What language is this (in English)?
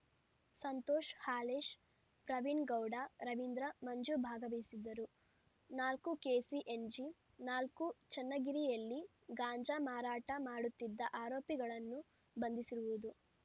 Kannada